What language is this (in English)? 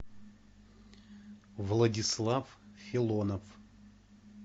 Russian